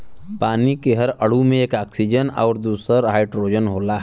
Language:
Bhojpuri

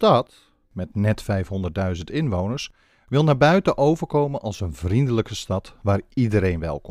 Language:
Dutch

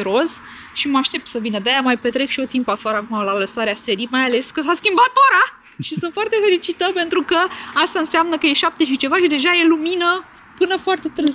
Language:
Romanian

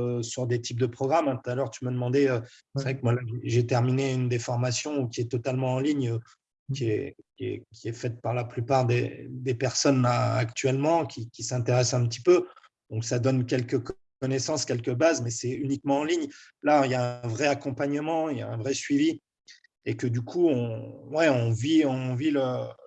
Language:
French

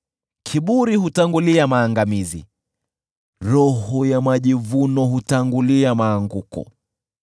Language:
Swahili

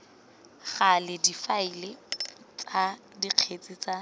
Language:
Tswana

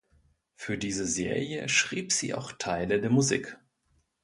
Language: German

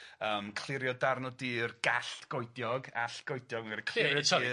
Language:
Welsh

